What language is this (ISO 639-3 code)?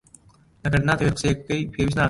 ckb